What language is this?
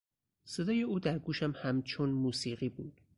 Persian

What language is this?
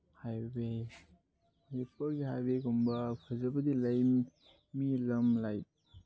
Manipuri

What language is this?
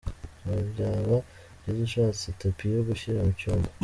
Kinyarwanda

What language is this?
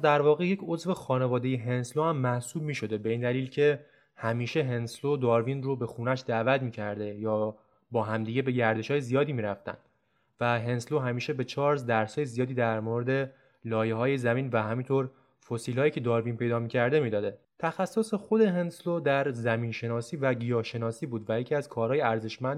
Persian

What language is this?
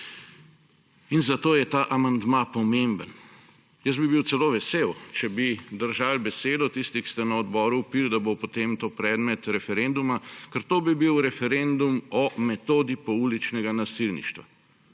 Slovenian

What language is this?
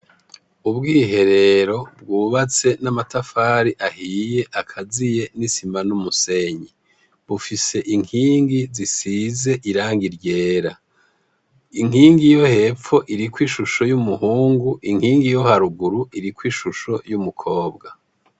Rundi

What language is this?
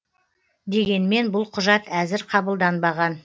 Kazakh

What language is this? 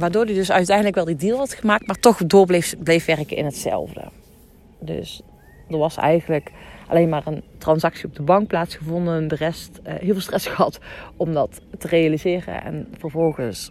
Dutch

